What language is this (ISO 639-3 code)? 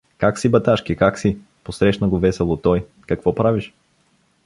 bul